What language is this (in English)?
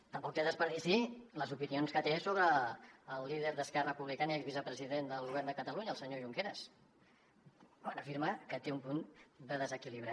Catalan